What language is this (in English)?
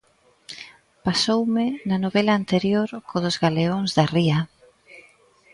Galician